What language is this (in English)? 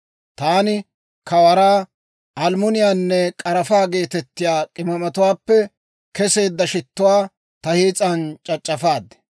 Dawro